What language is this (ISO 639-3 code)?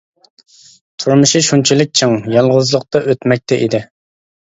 uig